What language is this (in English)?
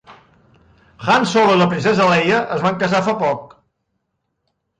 Catalan